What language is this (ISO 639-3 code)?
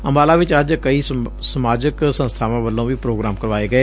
pan